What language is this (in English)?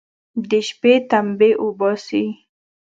Pashto